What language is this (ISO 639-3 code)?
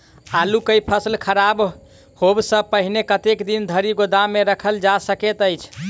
mai